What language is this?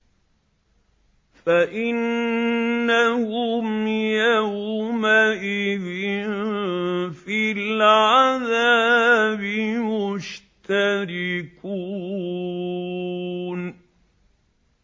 Arabic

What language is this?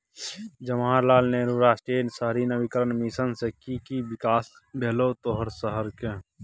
Maithili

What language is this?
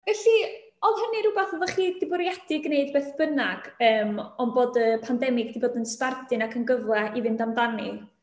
Welsh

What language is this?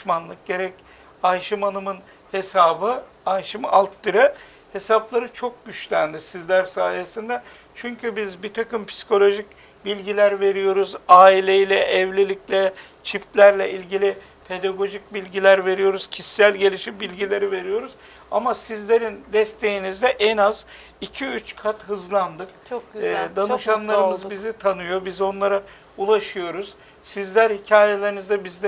Turkish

